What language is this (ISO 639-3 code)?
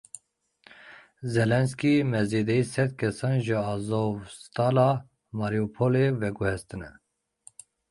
kur